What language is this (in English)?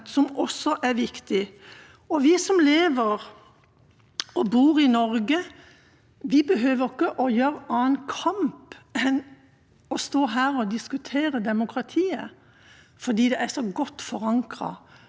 Norwegian